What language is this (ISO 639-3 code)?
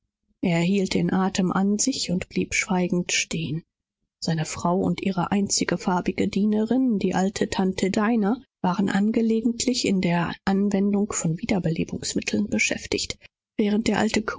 deu